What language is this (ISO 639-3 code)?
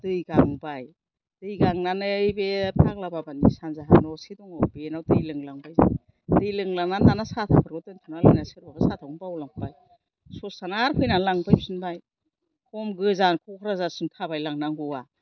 brx